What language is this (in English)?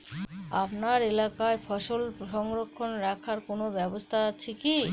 Bangla